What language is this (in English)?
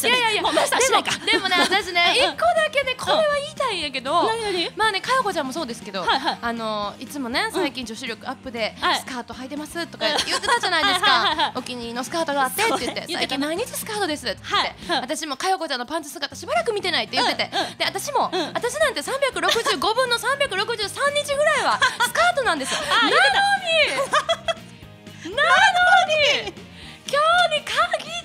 Japanese